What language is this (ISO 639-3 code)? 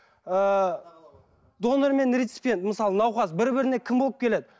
kaz